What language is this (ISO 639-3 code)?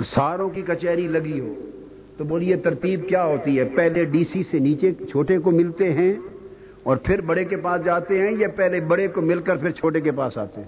urd